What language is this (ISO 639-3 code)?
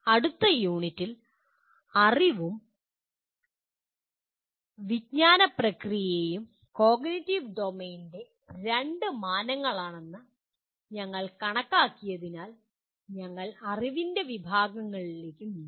mal